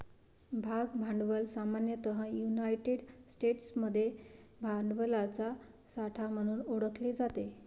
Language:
Marathi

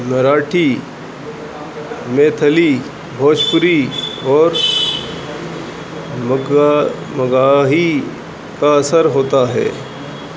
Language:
Urdu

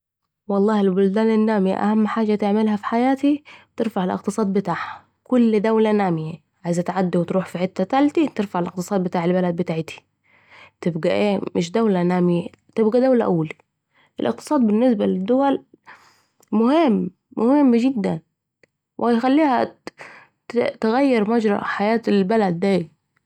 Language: Saidi Arabic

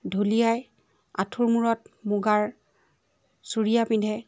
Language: Assamese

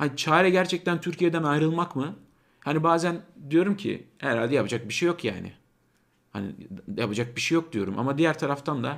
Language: Turkish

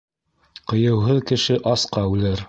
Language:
Bashkir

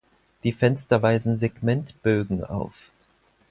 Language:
German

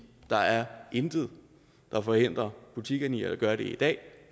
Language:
Danish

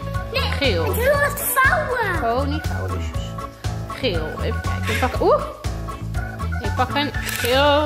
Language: Dutch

